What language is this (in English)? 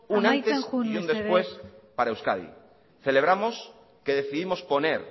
Spanish